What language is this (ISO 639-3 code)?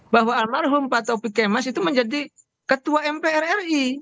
ind